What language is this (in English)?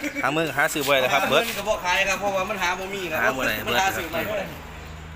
Thai